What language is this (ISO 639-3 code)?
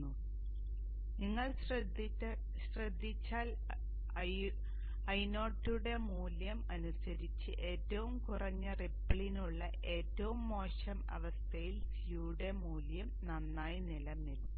mal